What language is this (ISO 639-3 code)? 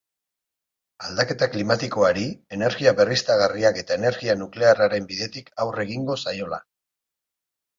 eus